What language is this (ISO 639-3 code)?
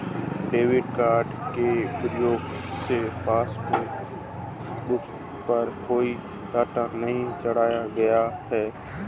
hin